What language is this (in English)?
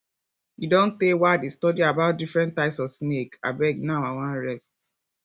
Nigerian Pidgin